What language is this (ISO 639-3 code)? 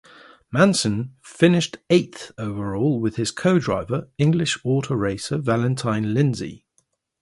eng